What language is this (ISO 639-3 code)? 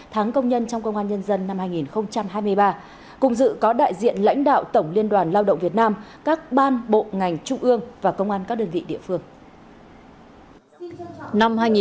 vie